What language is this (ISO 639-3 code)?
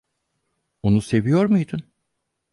tur